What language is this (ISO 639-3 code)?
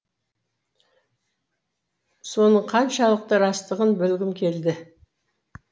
kaz